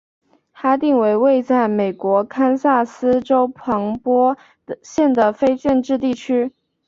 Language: Chinese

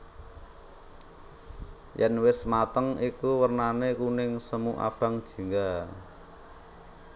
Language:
Javanese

